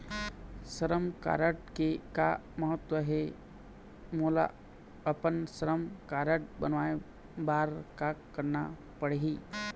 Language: Chhattisgarhi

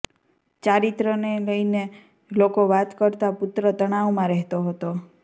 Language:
Gujarati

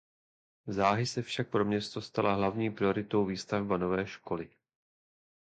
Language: Czech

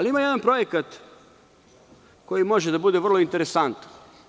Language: Serbian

